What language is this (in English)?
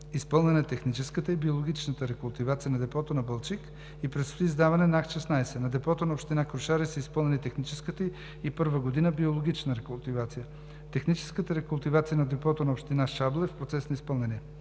Bulgarian